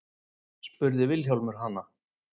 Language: Icelandic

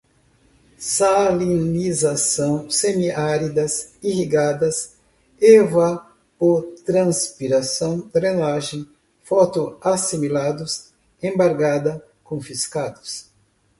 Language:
Portuguese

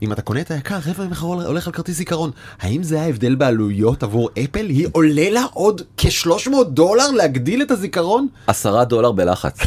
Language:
Hebrew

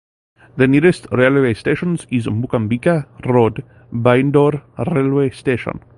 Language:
English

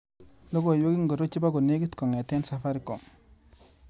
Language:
Kalenjin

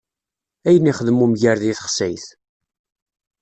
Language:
Kabyle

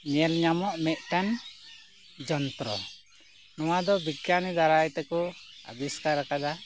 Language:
Santali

